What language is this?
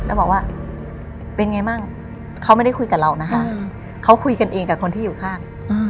Thai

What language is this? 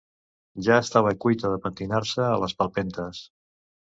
Catalan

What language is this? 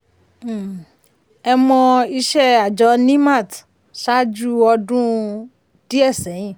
Yoruba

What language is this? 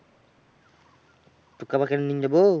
Bangla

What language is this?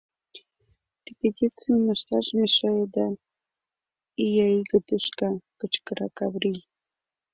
Mari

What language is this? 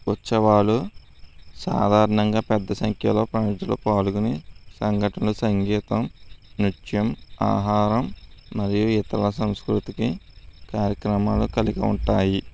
Telugu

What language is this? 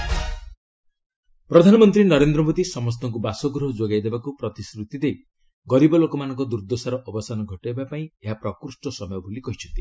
Odia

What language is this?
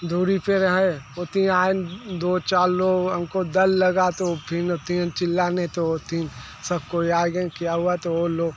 Hindi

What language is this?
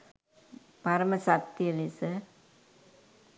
Sinhala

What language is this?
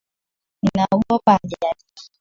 Swahili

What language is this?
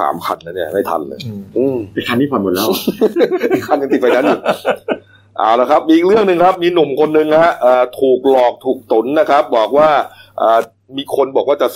Thai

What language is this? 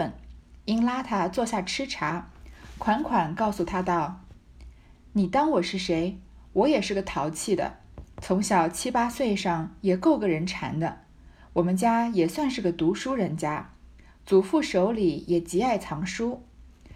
Chinese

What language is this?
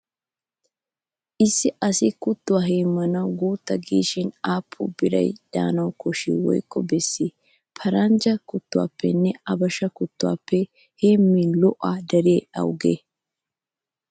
Wolaytta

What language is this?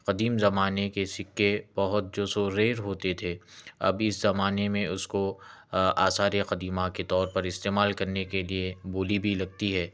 Urdu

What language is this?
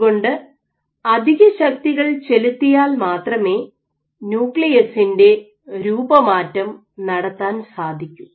Malayalam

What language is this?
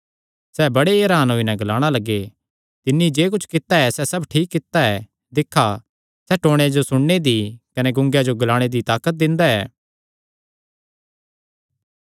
Kangri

